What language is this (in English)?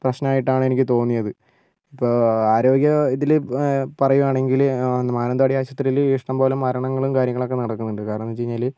Malayalam